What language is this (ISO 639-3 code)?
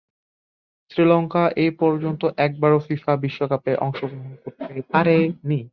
ben